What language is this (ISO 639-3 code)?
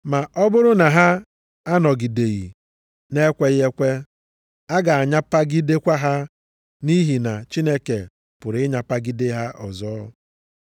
ibo